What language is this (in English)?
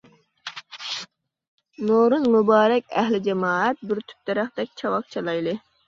Uyghur